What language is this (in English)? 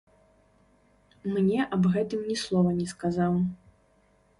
Belarusian